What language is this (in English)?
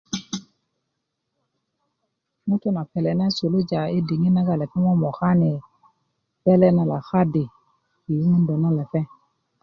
Kuku